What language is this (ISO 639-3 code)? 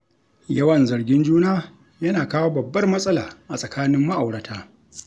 hau